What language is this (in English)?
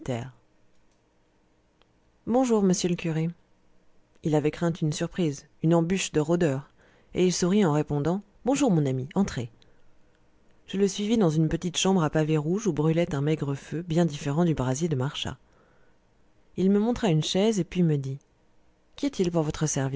French